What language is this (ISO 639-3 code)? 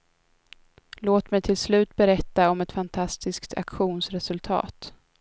swe